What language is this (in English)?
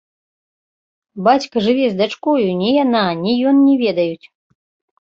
Belarusian